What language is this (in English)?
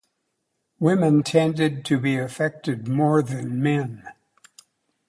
English